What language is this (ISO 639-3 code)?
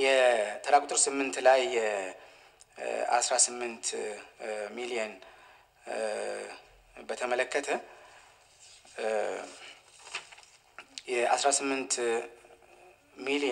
ara